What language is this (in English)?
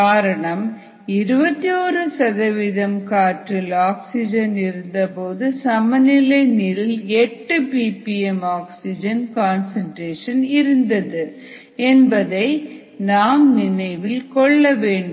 Tamil